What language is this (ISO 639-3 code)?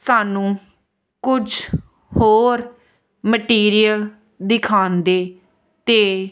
pan